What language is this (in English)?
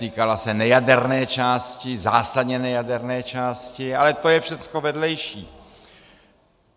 Czech